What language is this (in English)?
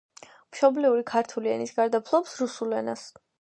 Georgian